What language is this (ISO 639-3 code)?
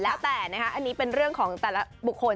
tha